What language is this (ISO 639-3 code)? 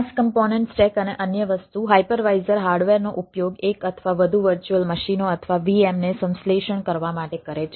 guj